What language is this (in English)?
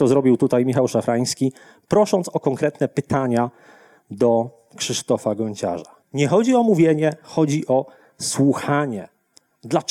Polish